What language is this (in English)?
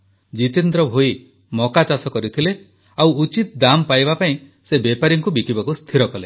Odia